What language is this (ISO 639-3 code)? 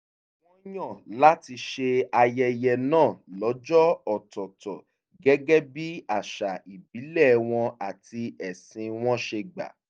yor